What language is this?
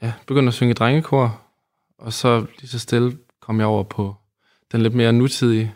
Danish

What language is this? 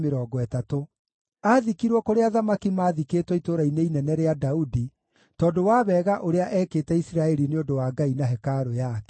Kikuyu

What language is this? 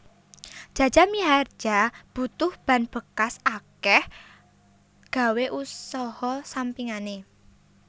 Javanese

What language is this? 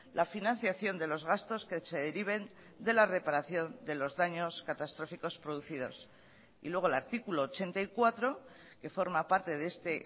Spanish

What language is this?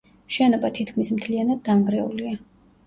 Georgian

